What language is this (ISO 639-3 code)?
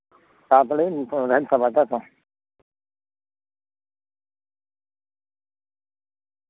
sat